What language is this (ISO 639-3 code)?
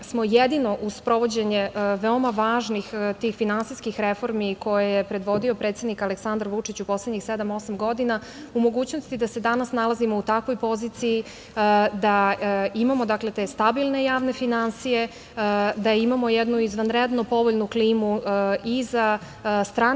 srp